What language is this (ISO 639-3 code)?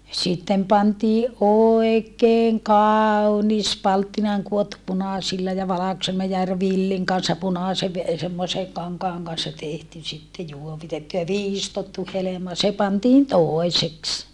fin